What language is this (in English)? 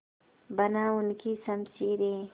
Hindi